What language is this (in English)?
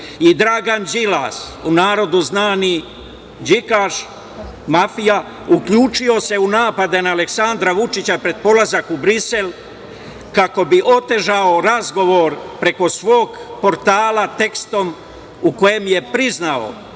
Serbian